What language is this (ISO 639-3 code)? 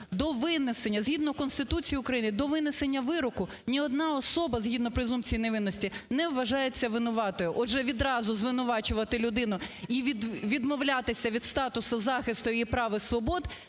ukr